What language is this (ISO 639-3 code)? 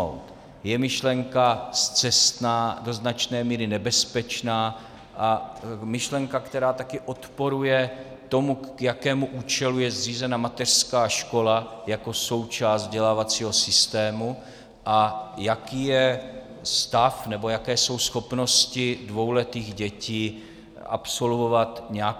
ces